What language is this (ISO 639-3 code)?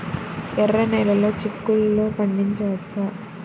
tel